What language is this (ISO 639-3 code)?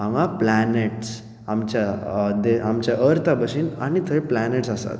kok